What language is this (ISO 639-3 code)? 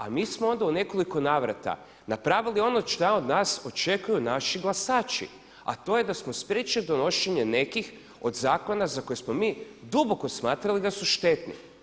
hrv